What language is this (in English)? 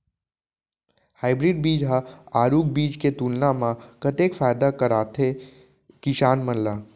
Chhattisgarhi